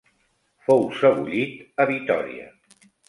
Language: Catalan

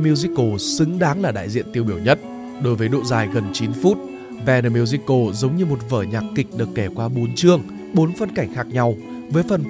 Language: Vietnamese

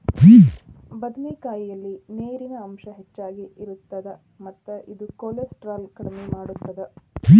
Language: Kannada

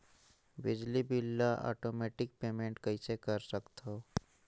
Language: Chhattisgarhi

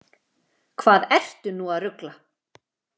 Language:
Icelandic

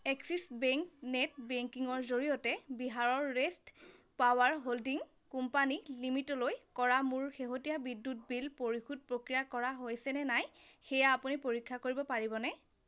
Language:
Assamese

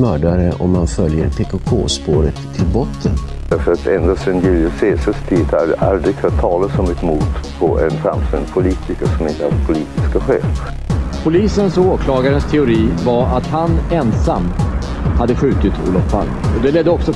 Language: Swedish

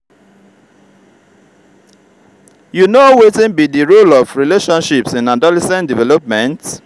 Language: Nigerian Pidgin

